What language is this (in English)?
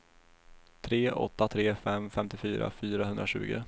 Swedish